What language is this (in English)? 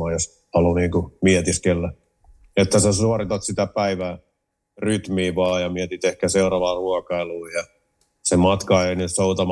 Finnish